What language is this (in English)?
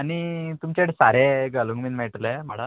Konkani